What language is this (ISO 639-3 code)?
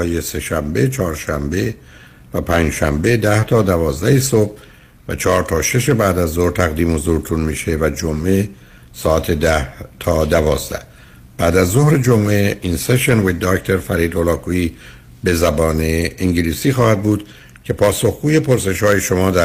fas